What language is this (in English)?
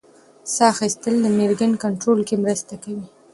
Pashto